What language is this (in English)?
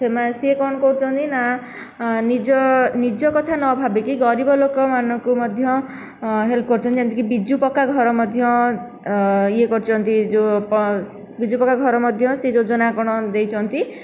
Odia